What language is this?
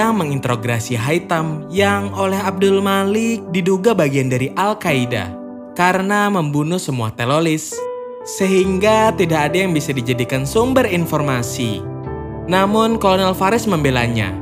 Indonesian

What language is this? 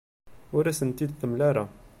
Kabyle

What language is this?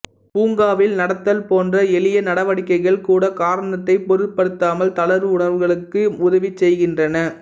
Tamil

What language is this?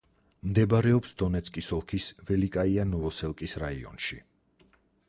Georgian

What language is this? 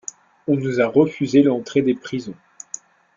French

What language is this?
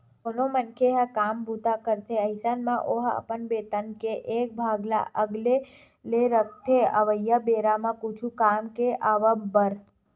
Chhattisgarhi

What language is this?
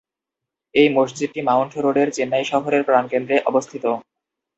Bangla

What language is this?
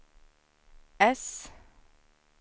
Swedish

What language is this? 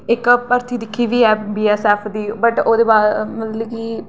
Dogri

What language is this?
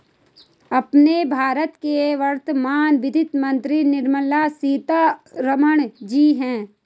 Hindi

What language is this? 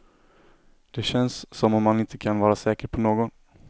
Swedish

